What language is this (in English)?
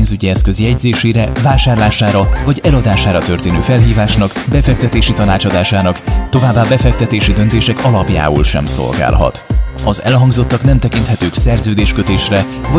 Hungarian